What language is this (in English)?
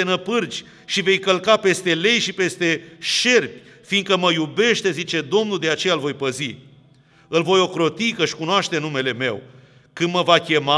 Romanian